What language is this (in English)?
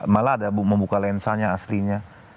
Indonesian